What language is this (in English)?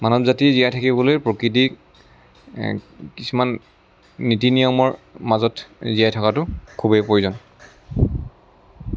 Assamese